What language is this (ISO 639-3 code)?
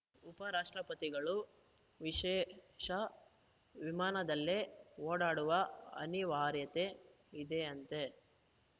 kan